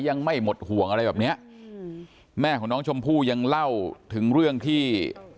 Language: Thai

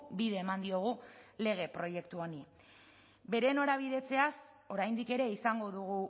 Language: Basque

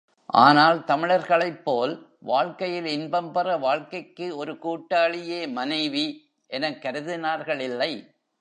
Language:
Tamil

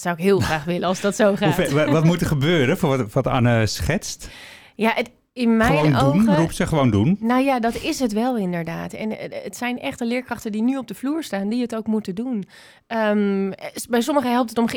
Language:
Dutch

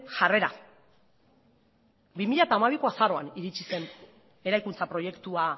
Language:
Basque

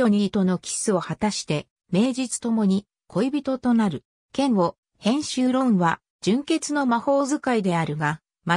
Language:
Japanese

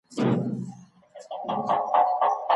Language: Pashto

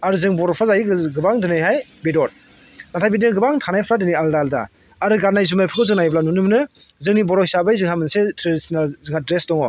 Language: Bodo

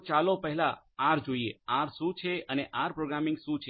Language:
Gujarati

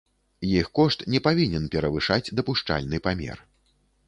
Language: Belarusian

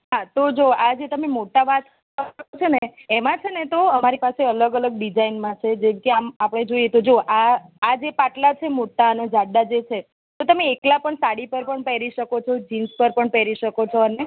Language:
Gujarati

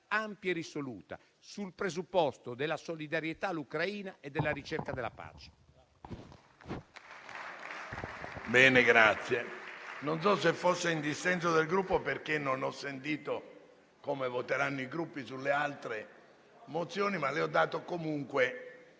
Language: Italian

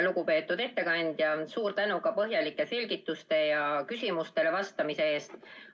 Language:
Estonian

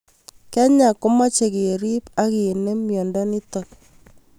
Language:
Kalenjin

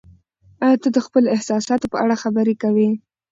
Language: Pashto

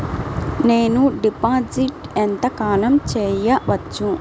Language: Telugu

